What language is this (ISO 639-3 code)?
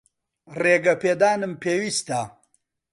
ckb